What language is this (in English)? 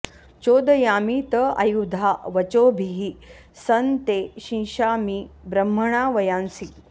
Sanskrit